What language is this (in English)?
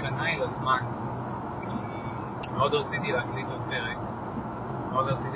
Hebrew